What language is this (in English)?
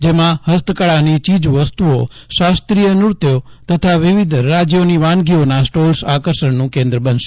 Gujarati